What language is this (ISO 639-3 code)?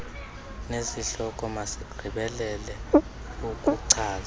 xho